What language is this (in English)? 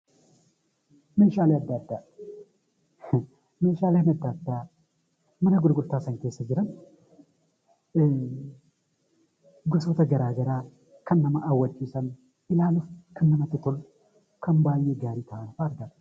Oromo